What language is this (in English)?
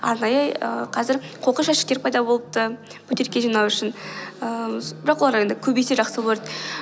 Kazakh